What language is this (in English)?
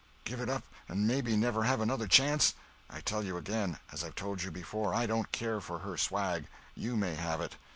English